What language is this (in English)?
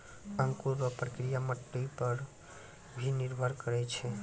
Maithili